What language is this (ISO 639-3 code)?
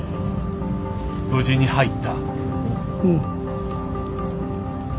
jpn